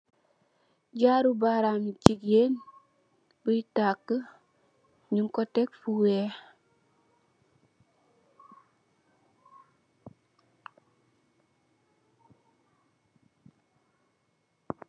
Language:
Wolof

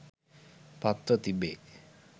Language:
Sinhala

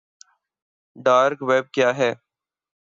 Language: Urdu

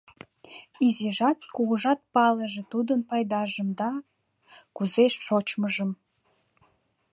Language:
Mari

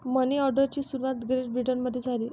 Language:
Marathi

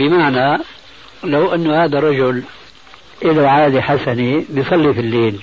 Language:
Arabic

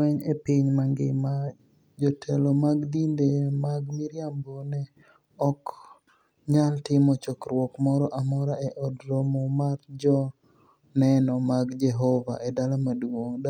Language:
Luo (Kenya and Tanzania)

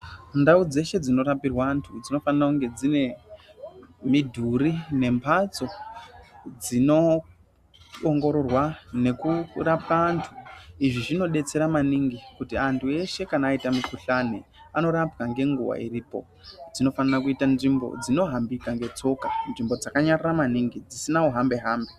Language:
Ndau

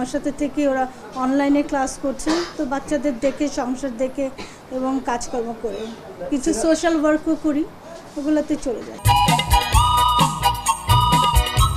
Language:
Hindi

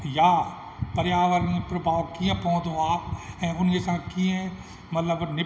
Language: Sindhi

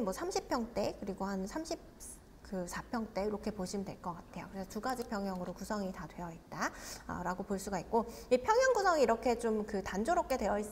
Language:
Korean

